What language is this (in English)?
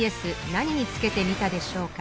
Japanese